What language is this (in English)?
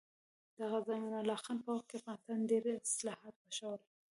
Pashto